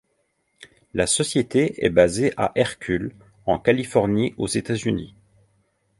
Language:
French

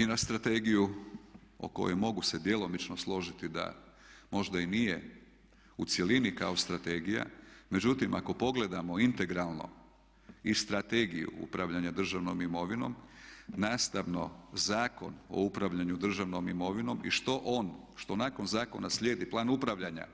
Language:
Croatian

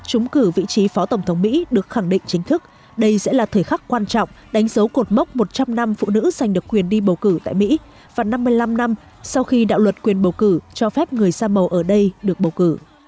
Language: Vietnamese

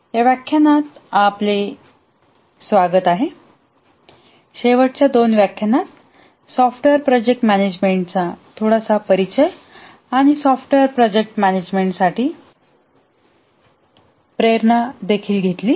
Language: Marathi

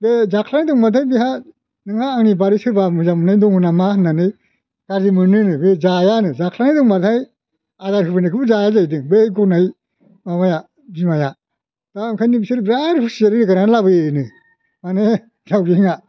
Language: Bodo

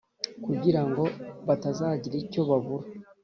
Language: Kinyarwanda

